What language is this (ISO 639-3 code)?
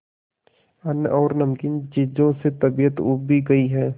hin